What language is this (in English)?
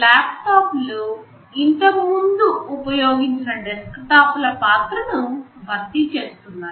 Telugu